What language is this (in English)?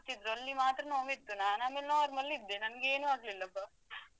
Kannada